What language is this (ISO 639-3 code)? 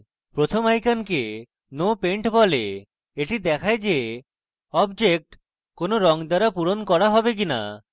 ben